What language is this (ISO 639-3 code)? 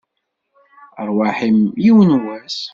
kab